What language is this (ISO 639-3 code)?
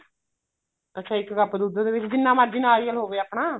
pan